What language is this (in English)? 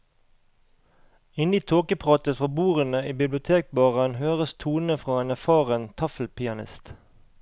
Norwegian